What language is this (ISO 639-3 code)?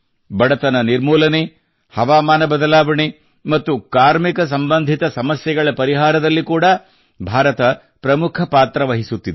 kan